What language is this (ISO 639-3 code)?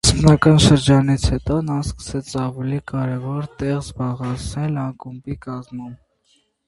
hye